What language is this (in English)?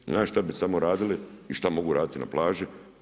Croatian